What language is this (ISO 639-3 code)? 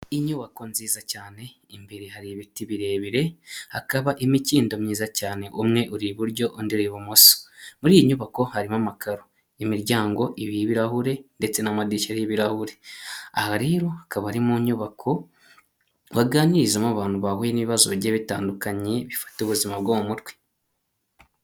kin